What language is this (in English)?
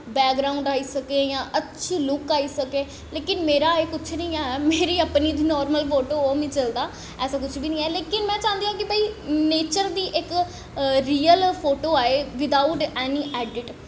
Dogri